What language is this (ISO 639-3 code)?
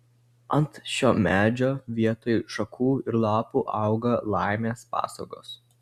lit